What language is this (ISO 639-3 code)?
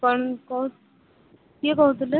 ori